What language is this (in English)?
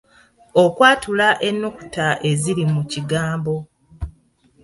Ganda